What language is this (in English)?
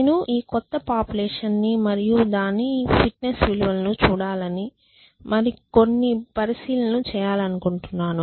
Telugu